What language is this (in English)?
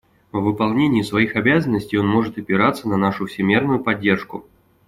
Russian